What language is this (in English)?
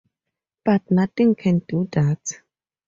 English